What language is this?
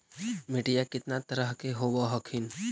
Magahi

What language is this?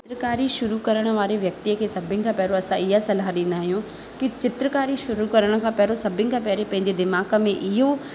Sindhi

